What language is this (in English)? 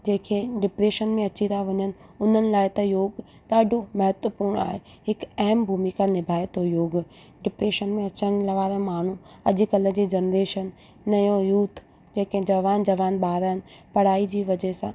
Sindhi